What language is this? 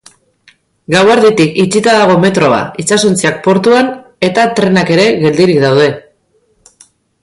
Basque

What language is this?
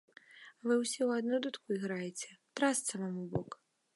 Belarusian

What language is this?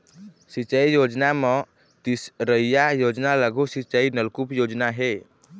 Chhattisgarhi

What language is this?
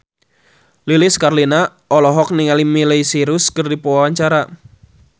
Sundanese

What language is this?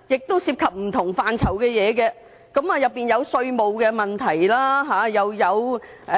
Cantonese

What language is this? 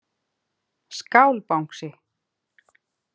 Icelandic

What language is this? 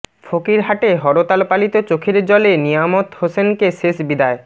Bangla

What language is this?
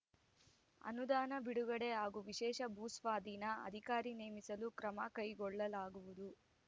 Kannada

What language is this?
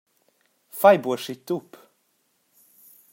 Romansh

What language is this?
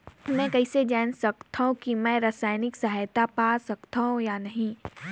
Chhattisgarhi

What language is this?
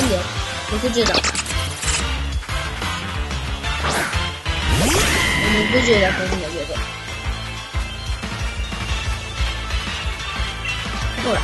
Japanese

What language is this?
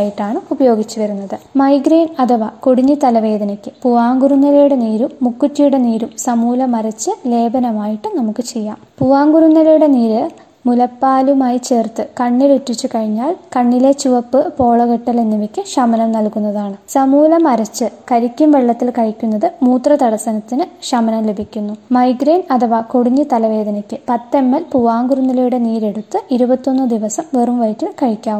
Malayalam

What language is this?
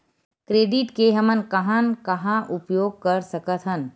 Chhattisgarhi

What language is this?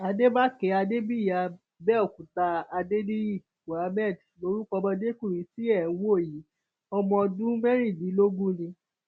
Yoruba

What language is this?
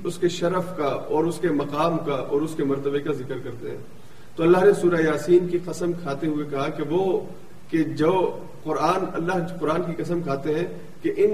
Urdu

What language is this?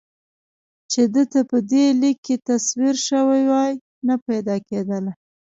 Pashto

